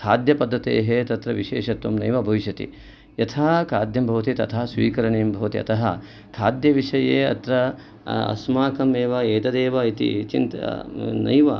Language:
Sanskrit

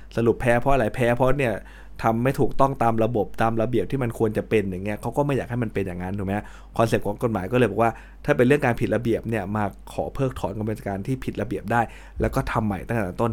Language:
Thai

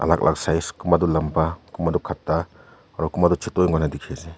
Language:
Naga Pidgin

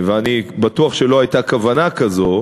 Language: Hebrew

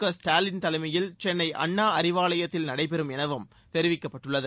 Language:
Tamil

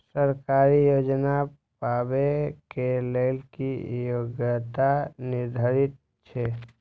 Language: Maithili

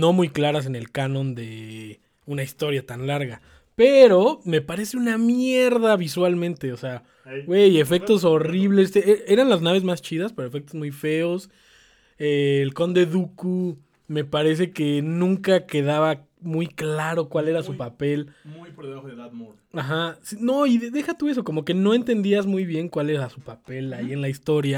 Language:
Spanish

